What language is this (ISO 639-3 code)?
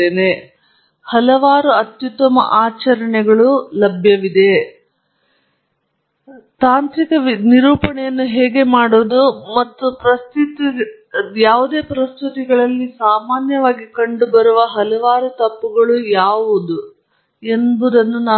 kan